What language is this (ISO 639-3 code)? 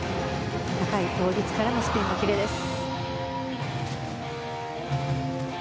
jpn